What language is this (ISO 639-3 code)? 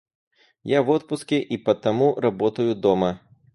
rus